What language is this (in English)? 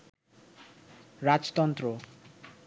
Bangla